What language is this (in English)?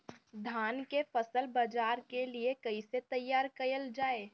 Bhojpuri